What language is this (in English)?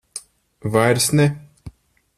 Latvian